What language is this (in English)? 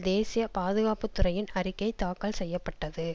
Tamil